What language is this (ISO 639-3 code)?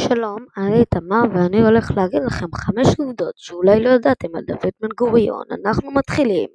heb